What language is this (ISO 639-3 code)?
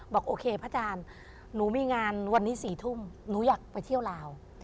tha